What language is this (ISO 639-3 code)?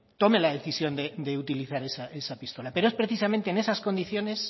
spa